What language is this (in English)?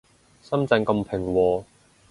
Cantonese